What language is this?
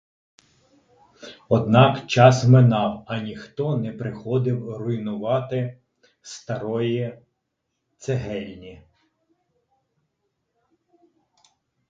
Ukrainian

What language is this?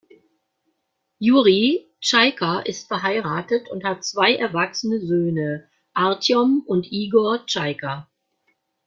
German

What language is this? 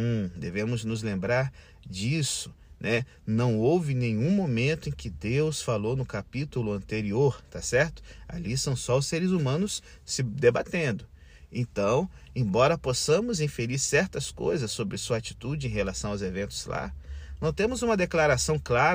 Portuguese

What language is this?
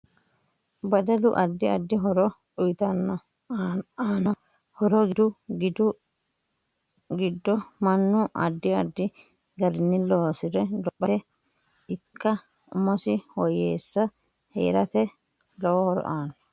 Sidamo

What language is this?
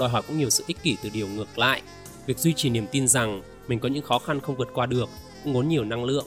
Vietnamese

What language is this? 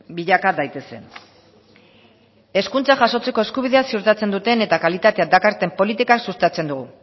Basque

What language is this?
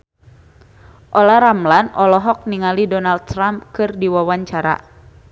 Sundanese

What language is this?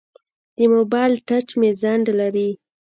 Pashto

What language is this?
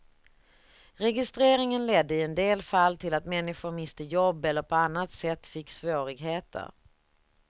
Swedish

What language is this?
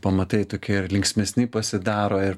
Lithuanian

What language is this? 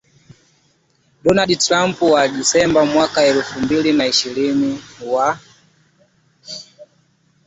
Swahili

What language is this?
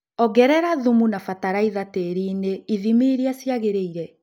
Kikuyu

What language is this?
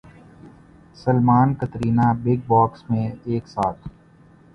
Urdu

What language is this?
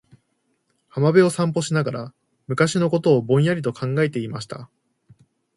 Japanese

